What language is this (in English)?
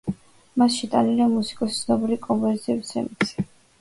Georgian